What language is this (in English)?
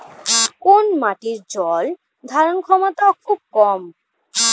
Bangla